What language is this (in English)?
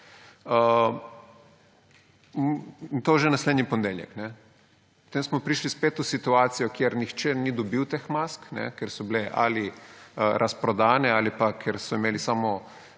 Slovenian